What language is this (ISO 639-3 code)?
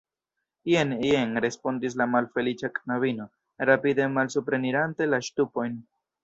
epo